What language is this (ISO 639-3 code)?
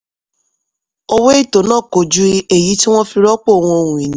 yor